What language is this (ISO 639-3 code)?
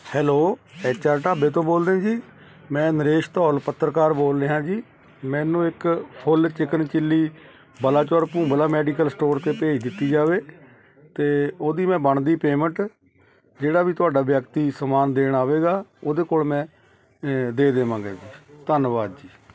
pan